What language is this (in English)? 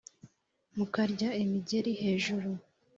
Kinyarwanda